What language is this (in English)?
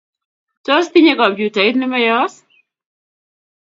Kalenjin